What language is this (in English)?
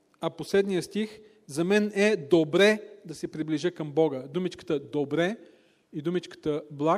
Bulgarian